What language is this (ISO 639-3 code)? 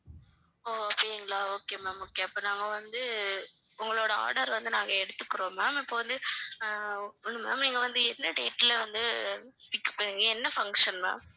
tam